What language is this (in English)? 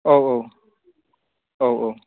Bodo